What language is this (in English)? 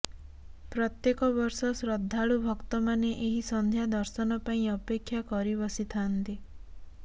Odia